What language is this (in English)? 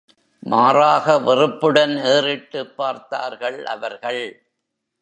Tamil